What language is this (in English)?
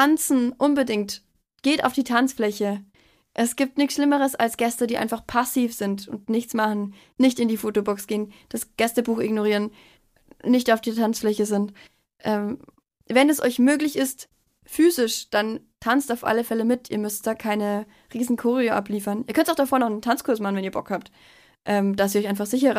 German